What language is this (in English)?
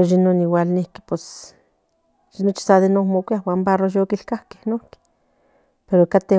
Central Nahuatl